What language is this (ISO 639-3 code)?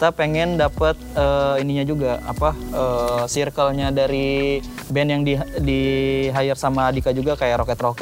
ind